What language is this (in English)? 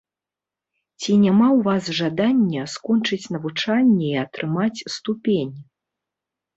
Belarusian